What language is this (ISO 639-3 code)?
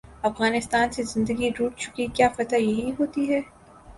urd